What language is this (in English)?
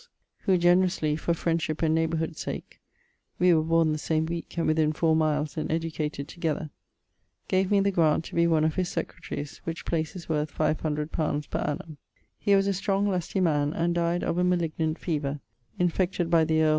English